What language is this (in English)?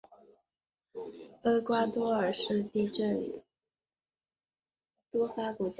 Chinese